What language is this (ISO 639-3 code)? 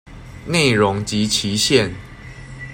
zho